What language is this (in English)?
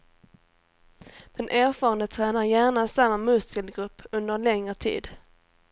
Swedish